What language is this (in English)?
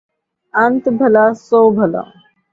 Saraiki